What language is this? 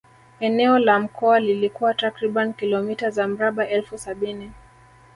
Swahili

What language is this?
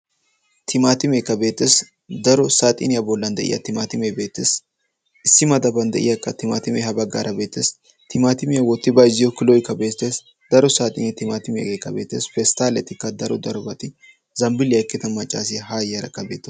Wolaytta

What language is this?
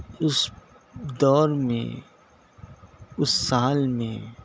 Urdu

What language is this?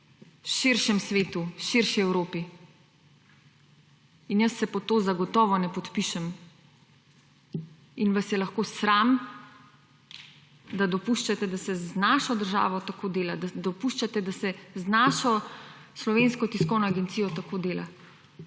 Slovenian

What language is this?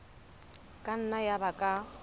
Southern Sotho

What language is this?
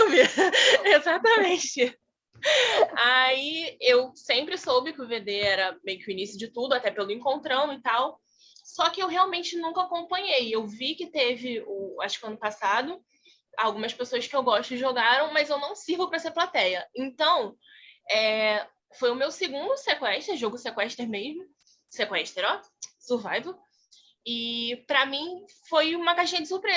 Portuguese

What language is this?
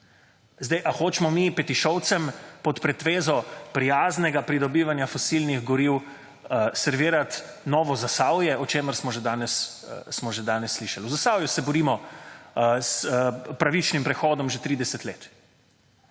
Slovenian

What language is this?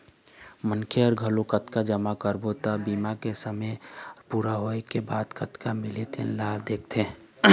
Chhattisgarhi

